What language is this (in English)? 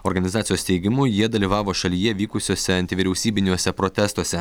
Lithuanian